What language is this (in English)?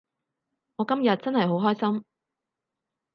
Cantonese